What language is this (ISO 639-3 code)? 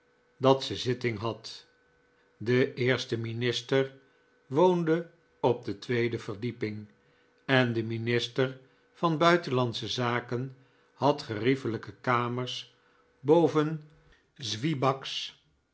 nld